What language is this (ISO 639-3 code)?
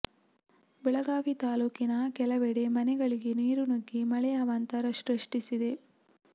kan